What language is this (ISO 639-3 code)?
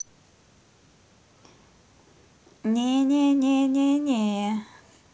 rus